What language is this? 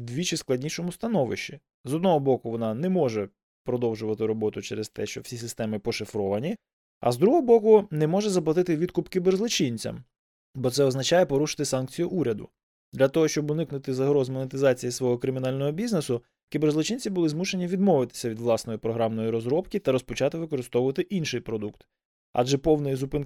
Ukrainian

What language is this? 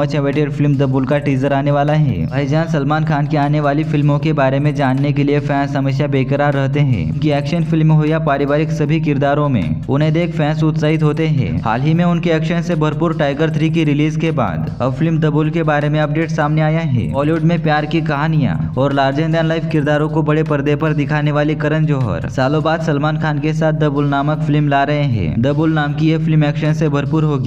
Hindi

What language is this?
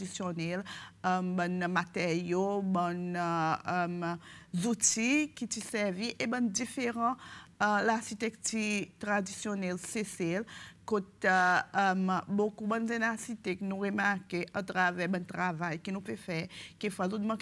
French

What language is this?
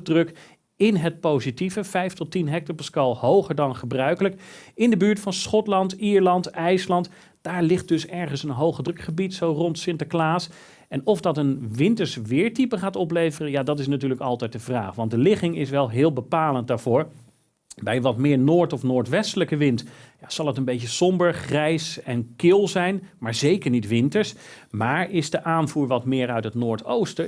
Dutch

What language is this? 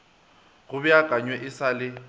Northern Sotho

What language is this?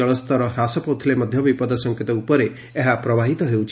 Odia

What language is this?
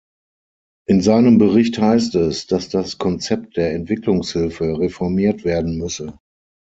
German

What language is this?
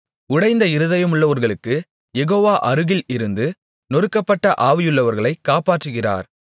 Tamil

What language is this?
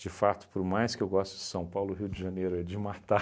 Portuguese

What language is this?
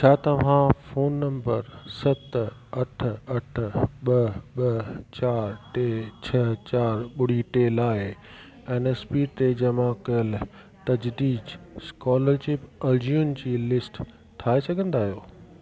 Sindhi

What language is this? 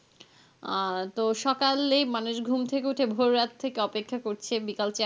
Bangla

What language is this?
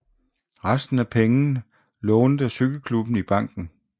Danish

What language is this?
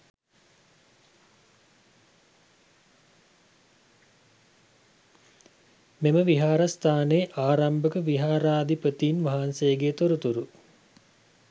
Sinhala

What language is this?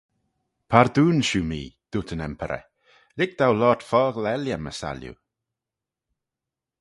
Manx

